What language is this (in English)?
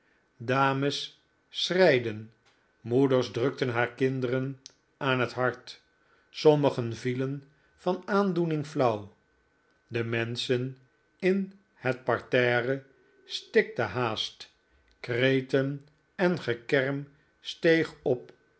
Dutch